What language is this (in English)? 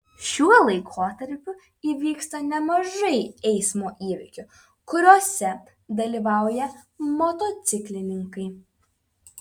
Lithuanian